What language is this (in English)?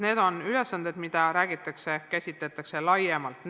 Estonian